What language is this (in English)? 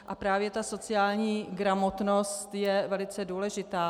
Czech